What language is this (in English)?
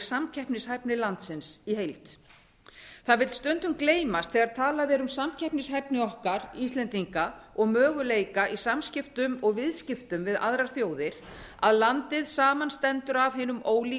Icelandic